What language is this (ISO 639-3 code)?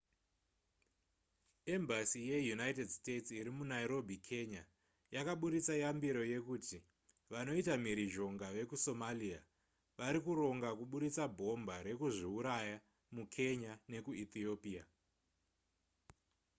sna